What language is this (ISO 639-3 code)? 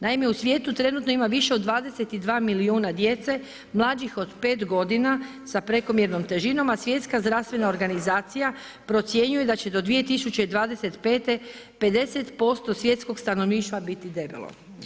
hrv